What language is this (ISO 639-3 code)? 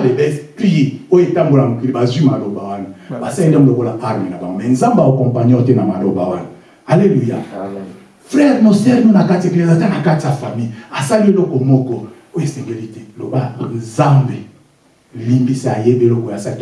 fra